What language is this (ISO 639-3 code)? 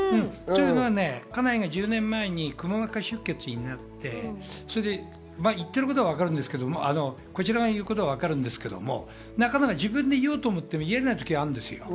jpn